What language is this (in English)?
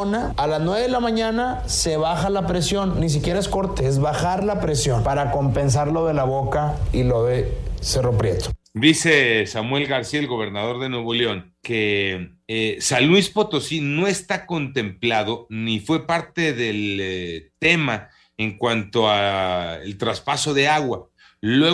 Spanish